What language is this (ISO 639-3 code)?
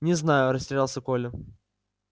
rus